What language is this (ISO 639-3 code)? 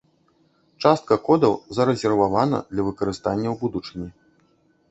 bel